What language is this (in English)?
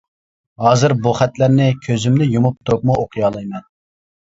Uyghur